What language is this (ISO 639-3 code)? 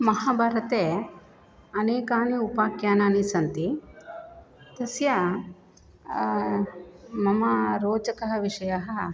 san